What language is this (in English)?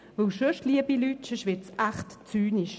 Swiss German